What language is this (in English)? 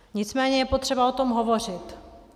Czech